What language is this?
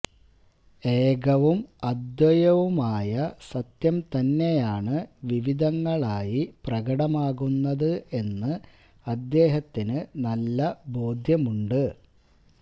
Malayalam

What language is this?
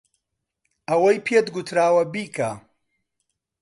Central Kurdish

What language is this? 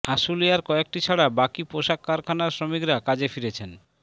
Bangla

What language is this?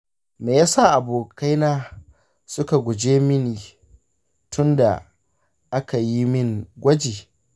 Hausa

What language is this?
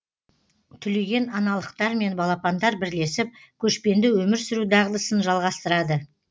Kazakh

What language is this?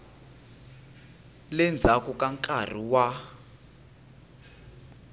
Tsonga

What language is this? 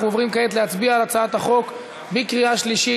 Hebrew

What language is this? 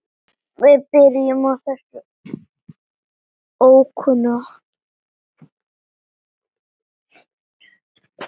Icelandic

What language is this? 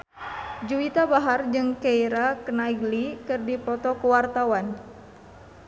Sundanese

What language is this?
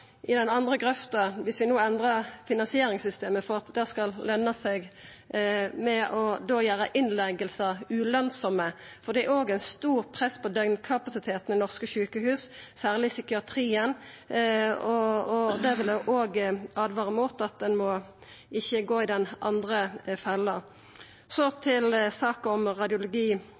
Norwegian Nynorsk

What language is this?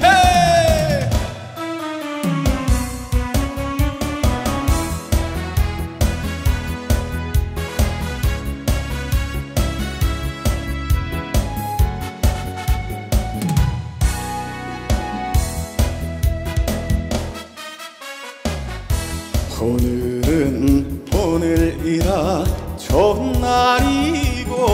Korean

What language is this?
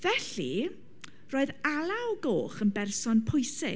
Welsh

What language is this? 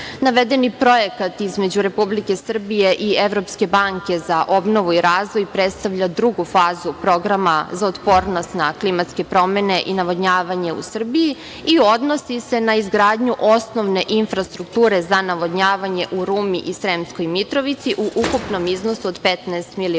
Serbian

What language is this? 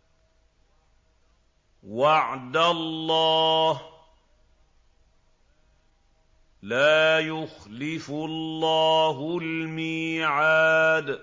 Arabic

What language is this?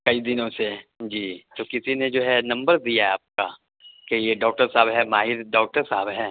Urdu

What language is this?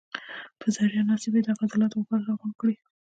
Pashto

